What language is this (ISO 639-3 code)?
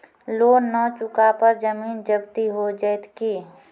mai